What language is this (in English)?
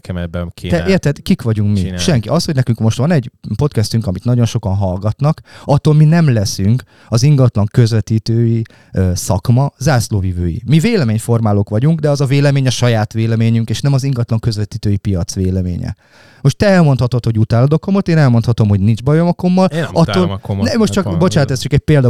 Hungarian